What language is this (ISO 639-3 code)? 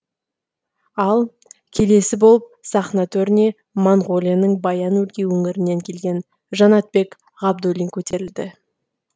kaz